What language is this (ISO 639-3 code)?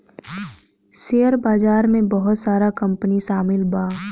bho